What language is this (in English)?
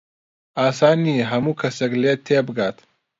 Central Kurdish